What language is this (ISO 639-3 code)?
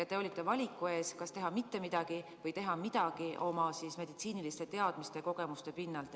est